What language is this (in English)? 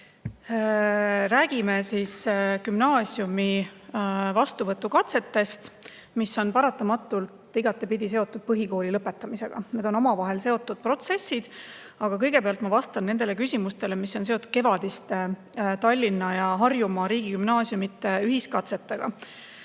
Estonian